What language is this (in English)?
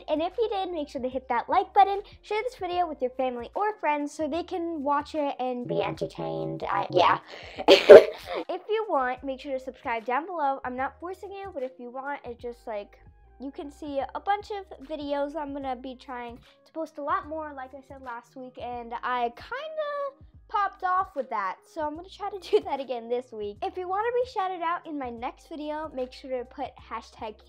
English